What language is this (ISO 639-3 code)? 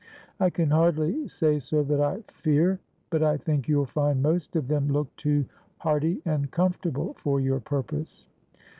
eng